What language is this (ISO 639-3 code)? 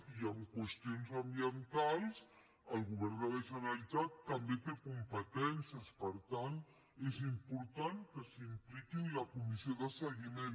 cat